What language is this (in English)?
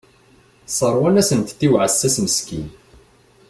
Kabyle